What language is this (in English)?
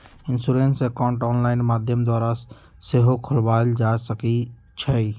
Magahi